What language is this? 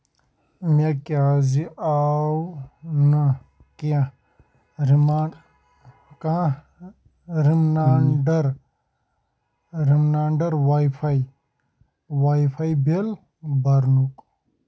Kashmiri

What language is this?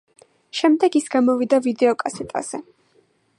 Georgian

